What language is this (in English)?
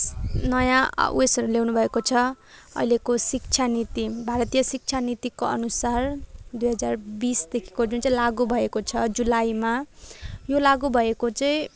Nepali